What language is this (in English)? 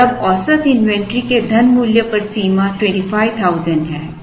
Hindi